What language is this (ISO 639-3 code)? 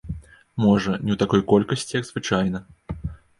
bel